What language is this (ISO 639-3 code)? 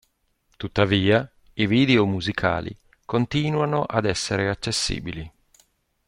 ita